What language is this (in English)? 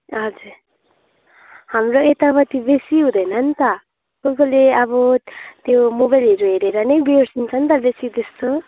Nepali